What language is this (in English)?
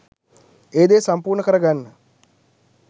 Sinhala